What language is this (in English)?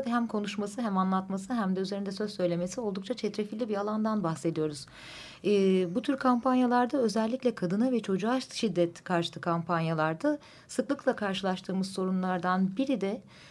Turkish